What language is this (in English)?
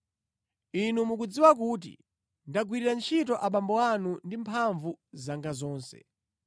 Nyanja